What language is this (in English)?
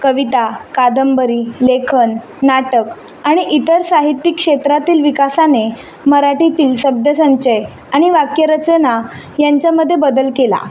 Marathi